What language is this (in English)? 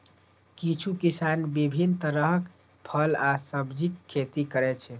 Maithili